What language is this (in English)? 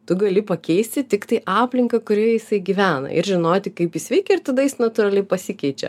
Lithuanian